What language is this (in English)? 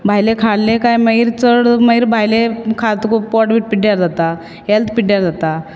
Konkani